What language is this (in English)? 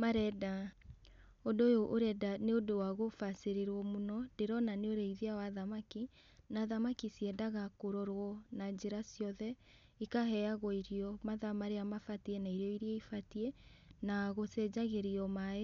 Kikuyu